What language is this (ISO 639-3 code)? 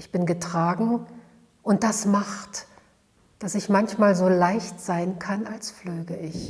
deu